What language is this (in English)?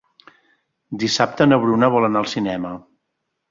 Catalan